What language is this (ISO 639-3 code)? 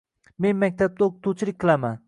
uzb